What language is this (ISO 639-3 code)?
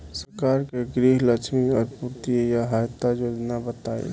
bho